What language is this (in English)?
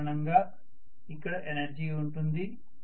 Telugu